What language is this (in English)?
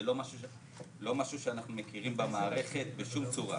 Hebrew